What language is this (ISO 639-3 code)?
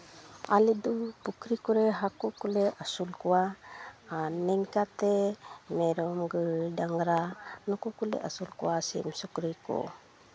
sat